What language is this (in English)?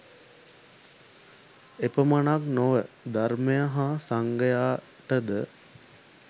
Sinhala